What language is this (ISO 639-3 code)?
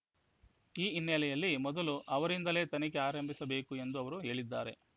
kan